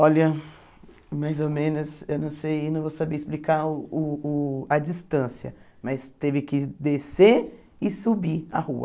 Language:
Portuguese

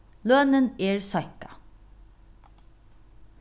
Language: Faroese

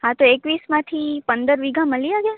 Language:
Gujarati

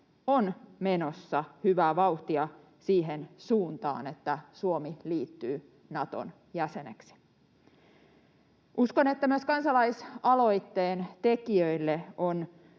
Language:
Finnish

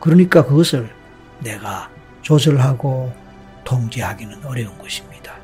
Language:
Korean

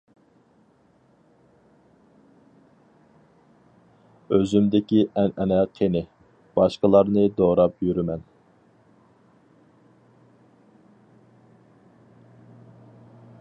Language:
Uyghur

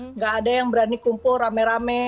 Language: Indonesian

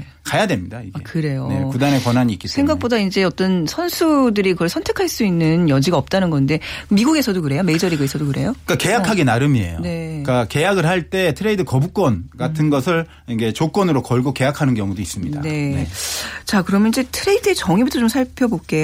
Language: Korean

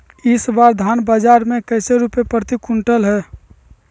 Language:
Magahi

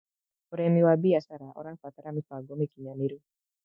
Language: Kikuyu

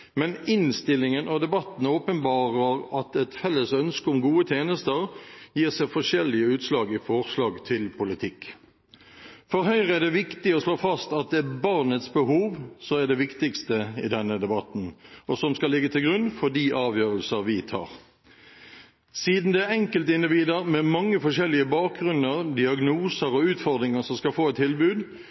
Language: Norwegian Bokmål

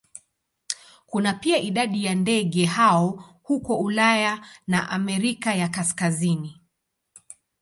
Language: Swahili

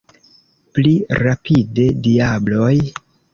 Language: Esperanto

